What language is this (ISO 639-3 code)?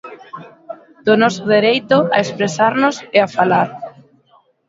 glg